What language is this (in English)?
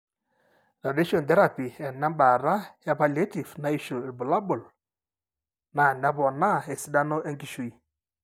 Masai